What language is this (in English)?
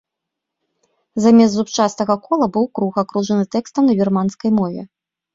Belarusian